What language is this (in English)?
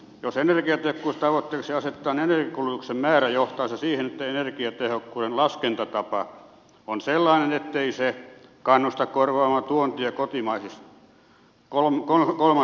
Finnish